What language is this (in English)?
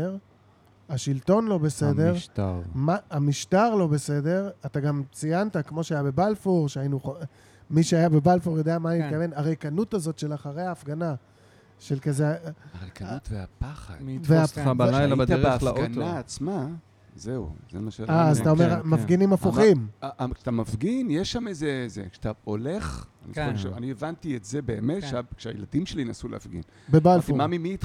Hebrew